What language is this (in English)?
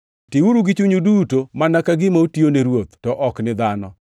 Luo (Kenya and Tanzania)